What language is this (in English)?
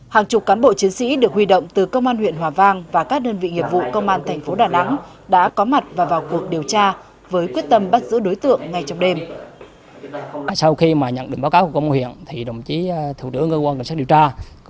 Vietnamese